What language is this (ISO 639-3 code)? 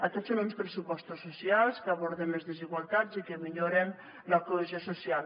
cat